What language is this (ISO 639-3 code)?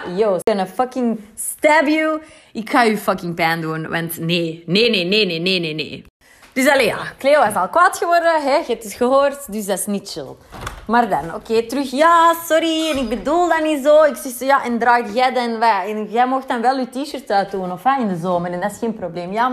nld